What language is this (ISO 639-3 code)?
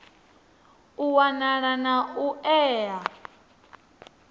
ven